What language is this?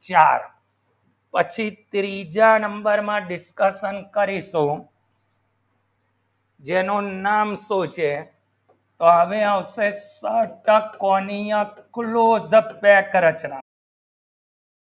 Gujarati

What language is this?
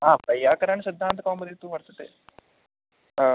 Sanskrit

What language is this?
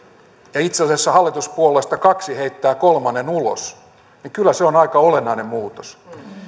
Finnish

